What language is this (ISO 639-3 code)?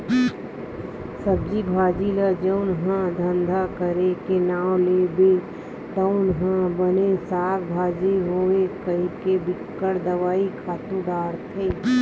hne